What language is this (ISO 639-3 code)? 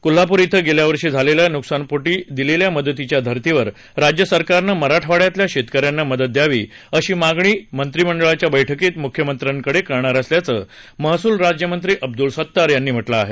mar